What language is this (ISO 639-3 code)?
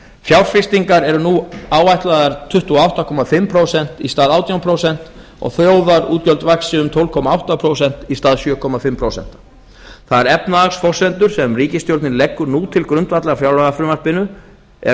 isl